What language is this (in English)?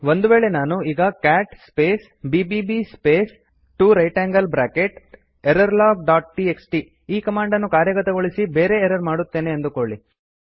Kannada